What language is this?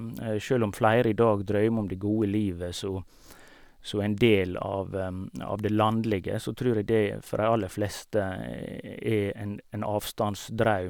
Norwegian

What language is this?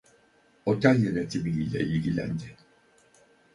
Turkish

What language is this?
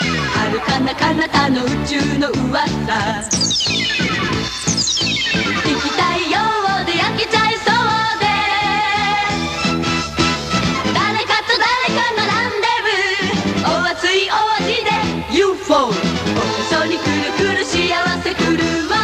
Japanese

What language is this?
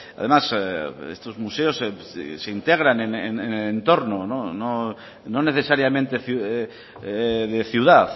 Spanish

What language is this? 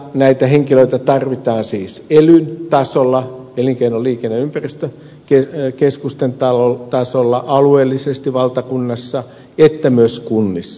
Finnish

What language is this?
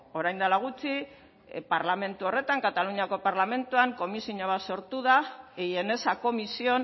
Basque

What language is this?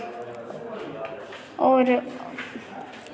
Dogri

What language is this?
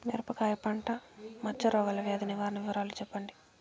Telugu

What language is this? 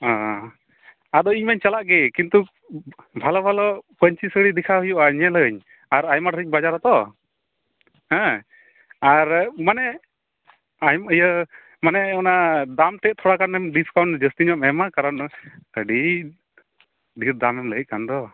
Santali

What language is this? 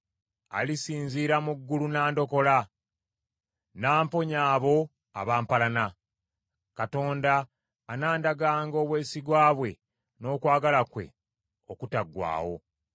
Ganda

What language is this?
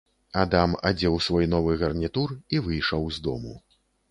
Belarusian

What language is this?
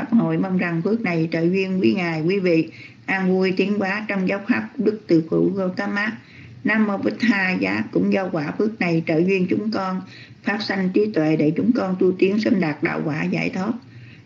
Vietnamese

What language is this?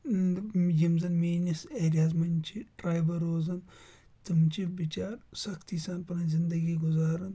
Kashmiri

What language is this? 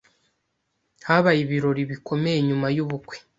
Kinyarwanda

